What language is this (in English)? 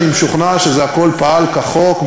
Hebrew